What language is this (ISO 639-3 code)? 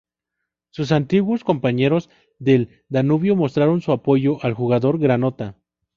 spa